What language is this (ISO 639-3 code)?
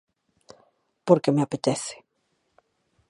glg